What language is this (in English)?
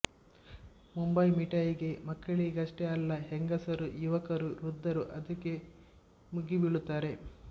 Kannada